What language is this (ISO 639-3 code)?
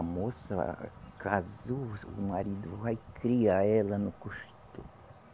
por